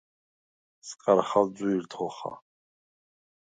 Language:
Svan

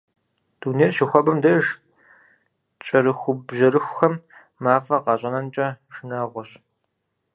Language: Kabardian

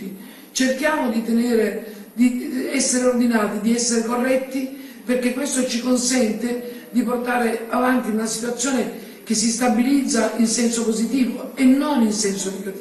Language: Italian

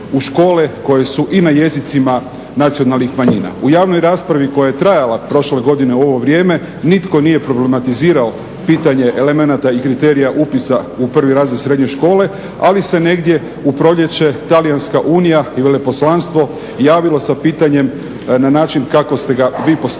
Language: Croatian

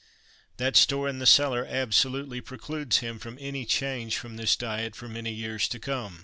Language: English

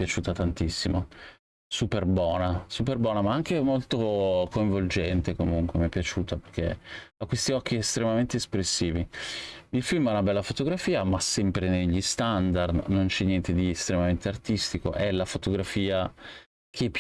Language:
Italian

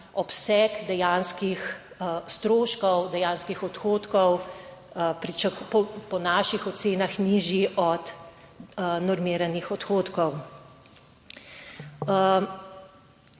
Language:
Slovenian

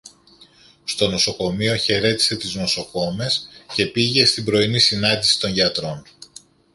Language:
Greek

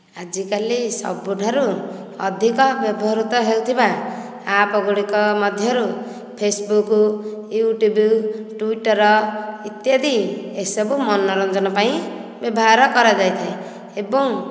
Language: Odia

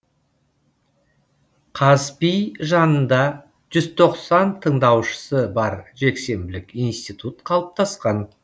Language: Kazakh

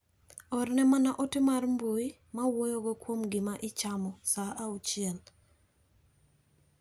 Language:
Luo (Kenya and Tanzania)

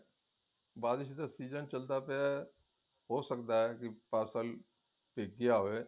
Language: Punjabi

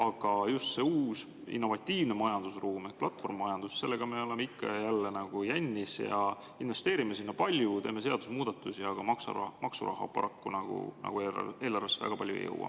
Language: Estonian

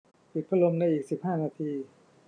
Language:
Thai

